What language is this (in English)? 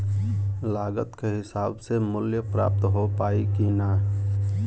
Bhojpuri